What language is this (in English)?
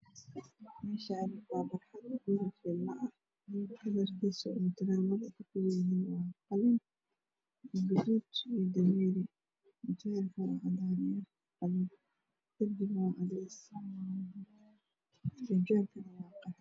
Somali